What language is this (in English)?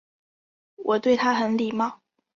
Chinese